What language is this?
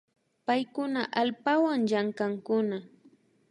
Imbabura Highland Quichua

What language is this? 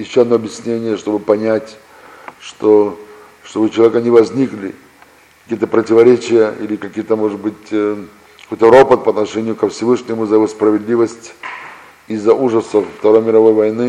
Russian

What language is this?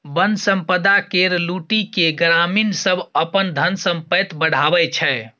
Maithili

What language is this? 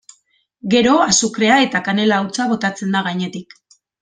Basque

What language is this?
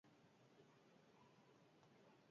Basque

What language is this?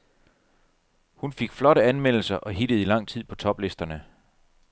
Danish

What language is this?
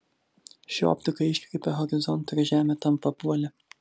Lithuanian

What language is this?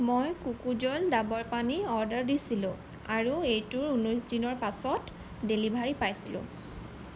Assamese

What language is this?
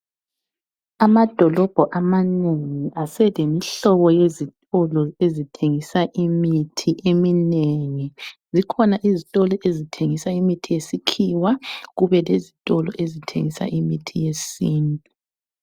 North Ndebele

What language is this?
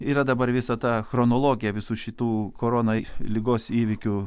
Lithuanian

